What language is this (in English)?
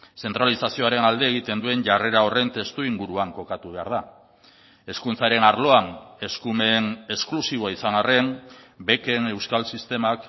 Basque